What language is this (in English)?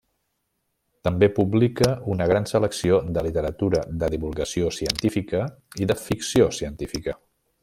Catalan